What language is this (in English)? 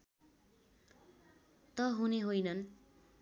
Nepali